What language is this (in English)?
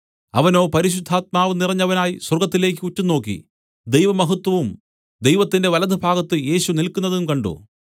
Malayalam